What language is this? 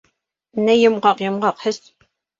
Bashkir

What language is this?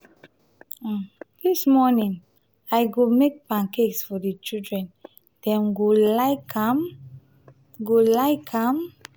Nigerian Pidgin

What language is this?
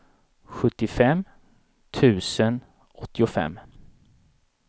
Swedish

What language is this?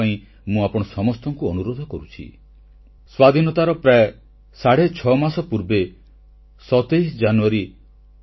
Odia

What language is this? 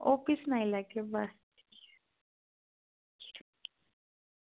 Dogri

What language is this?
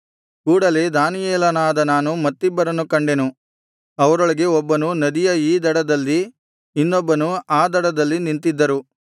Kannada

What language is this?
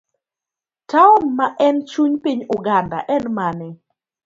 Luo (Kenya and Tanzania)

